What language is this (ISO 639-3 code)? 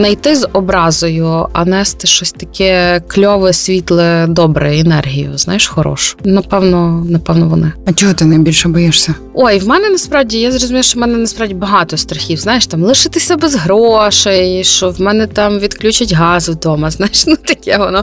ukr